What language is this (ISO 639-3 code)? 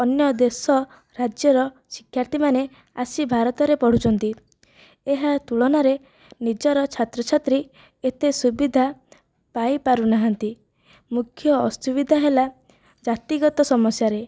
ori